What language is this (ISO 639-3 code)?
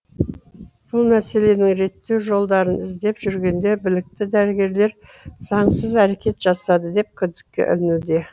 kaz